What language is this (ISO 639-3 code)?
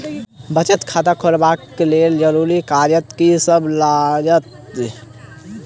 mai